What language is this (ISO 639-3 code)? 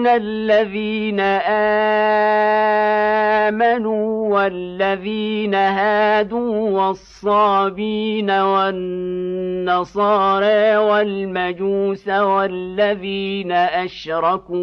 ara